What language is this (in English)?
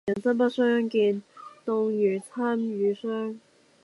Cantonese